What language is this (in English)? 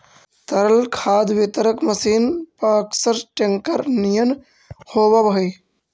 Magahi